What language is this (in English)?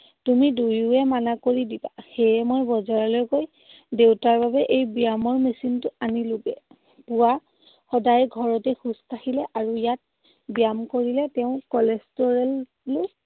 Assamese